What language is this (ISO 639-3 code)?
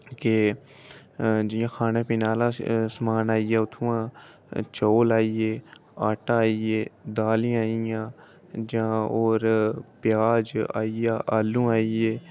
doi